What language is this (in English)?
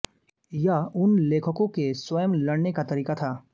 Hindi